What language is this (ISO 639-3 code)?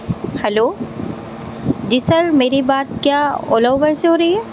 urd